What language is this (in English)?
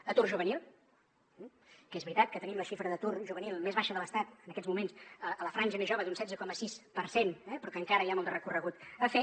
Catalan